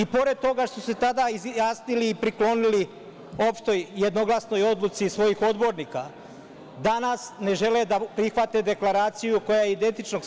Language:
Serbian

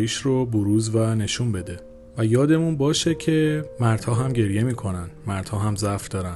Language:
Persian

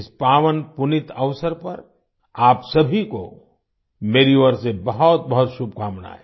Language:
Hindi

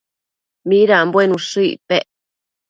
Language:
Matsés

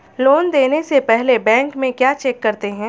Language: Hindi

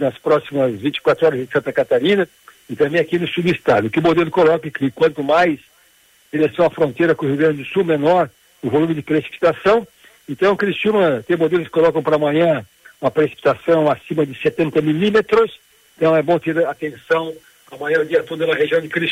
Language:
Portuguese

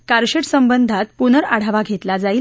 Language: Marathi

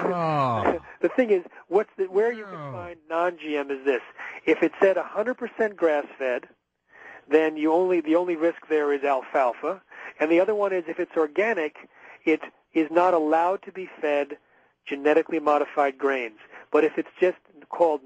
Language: English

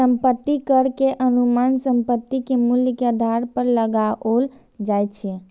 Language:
Maithili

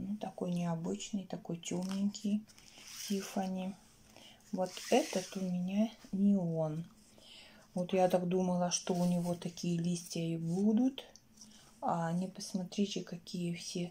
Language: Russian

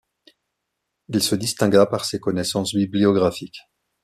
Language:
French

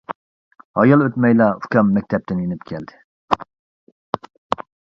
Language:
Uyghur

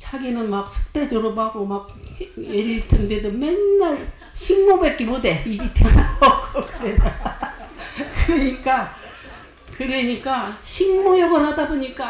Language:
Korean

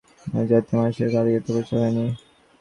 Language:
Bangla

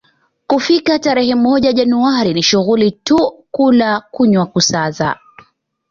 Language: Swahili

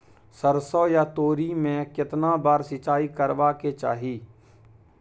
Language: Maithili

